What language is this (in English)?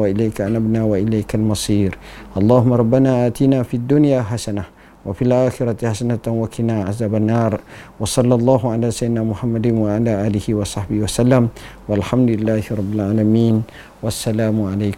Malay